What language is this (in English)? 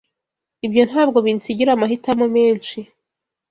Kinyarwanda